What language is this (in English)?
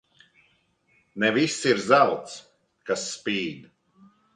Latvian